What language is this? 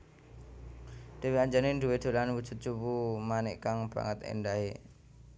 Javanese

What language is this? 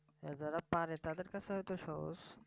Bangla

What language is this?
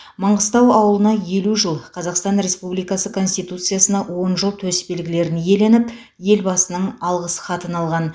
Kazakh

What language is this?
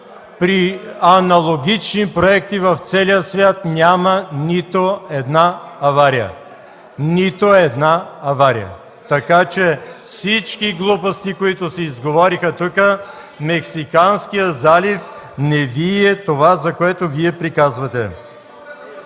Bulgarian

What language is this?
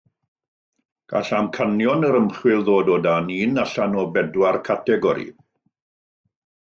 Welsh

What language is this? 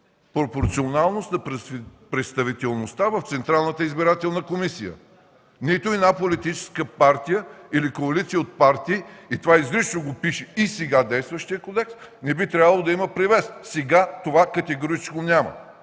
Bulgarian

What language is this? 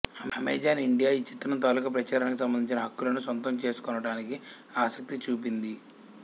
Telugu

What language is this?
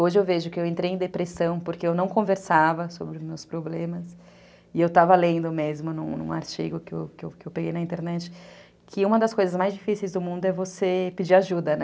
Portuguese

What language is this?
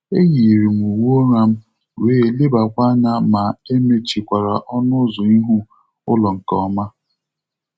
Igbo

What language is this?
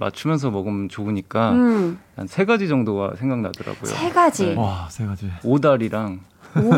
Korean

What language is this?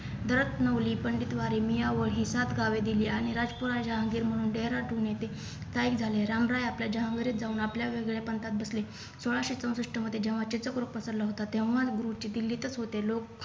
Marathi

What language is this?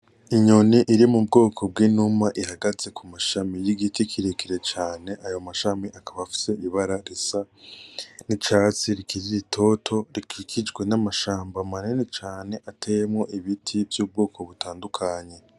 Rundi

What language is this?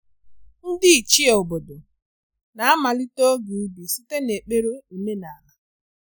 Igbo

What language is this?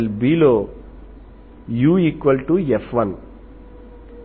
Telugu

